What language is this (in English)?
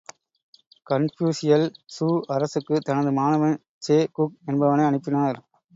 Tamil